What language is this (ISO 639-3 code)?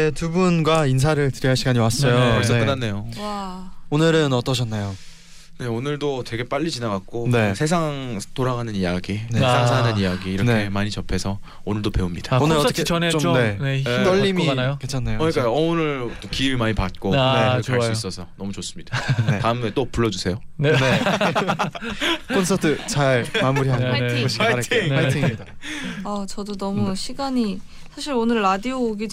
kor